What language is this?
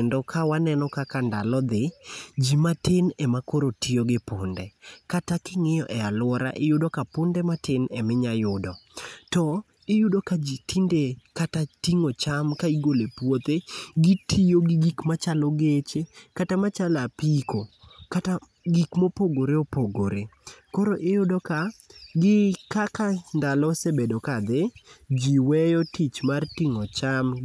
Luo (Kenya and Tanzania)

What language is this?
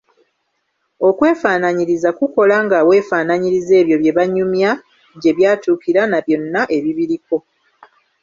Ganda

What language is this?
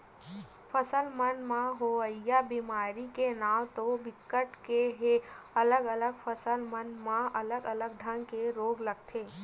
Chhattisgarhi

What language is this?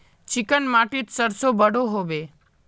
Magahi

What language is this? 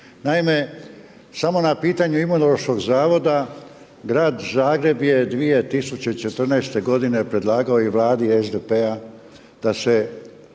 Croatian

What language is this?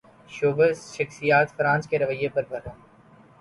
Urdu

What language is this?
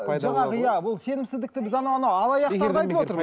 Kazakh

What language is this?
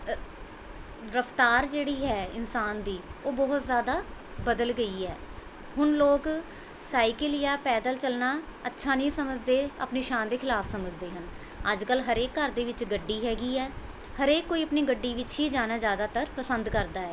Punjabi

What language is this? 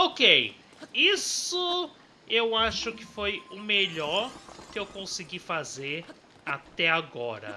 Portuguese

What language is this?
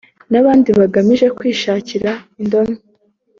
Kinyarwanda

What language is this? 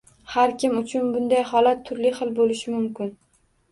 Uzbek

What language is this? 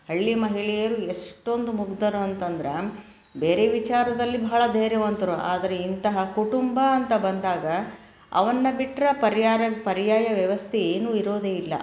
Kannada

